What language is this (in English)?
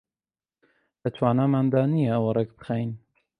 Central Kurdish